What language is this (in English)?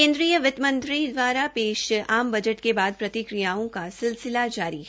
Hindi